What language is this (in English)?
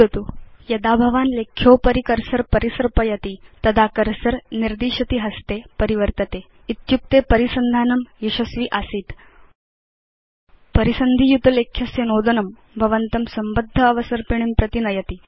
Sanskrit